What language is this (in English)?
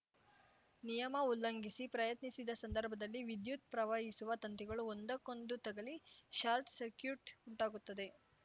Kannada